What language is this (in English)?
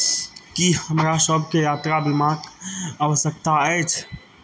Maithili